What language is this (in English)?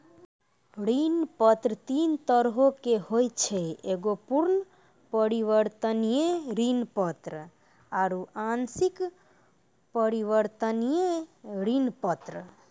Maithili